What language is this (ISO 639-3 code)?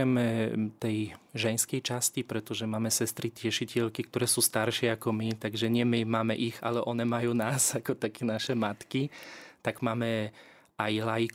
slk